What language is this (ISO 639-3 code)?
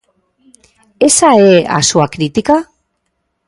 glg